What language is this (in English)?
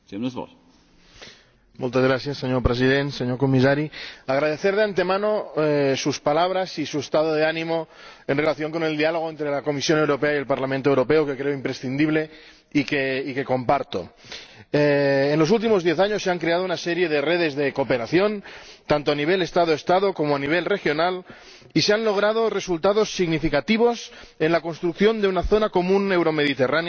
Spanish